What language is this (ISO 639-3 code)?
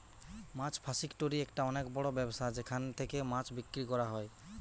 ben